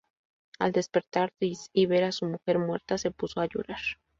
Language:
Spanish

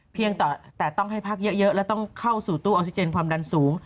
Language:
Thai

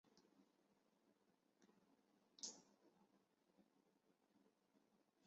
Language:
Chinese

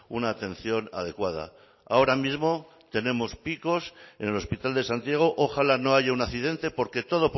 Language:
Spanish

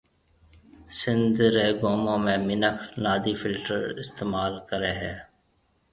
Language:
Marwari (Pakistan)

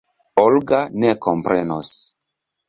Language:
Esperanto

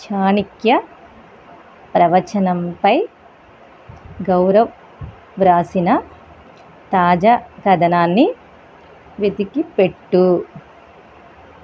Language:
Telugu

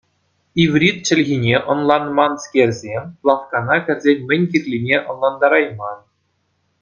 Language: Chuvash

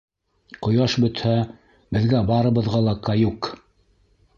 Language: Bashkir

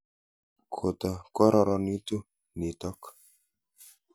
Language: Kalenjin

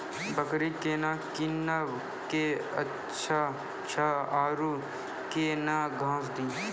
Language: Maithili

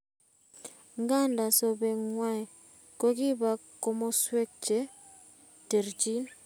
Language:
Kalenjin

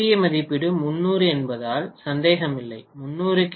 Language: Tamil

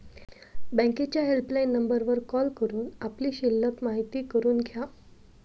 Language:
Marathi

